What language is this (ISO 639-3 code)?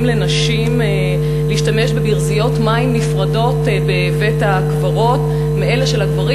heb